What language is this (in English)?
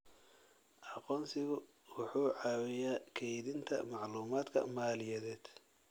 Somali